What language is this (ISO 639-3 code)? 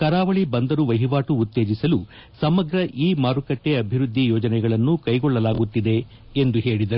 kan